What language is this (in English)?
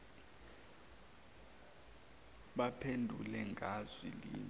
Zulu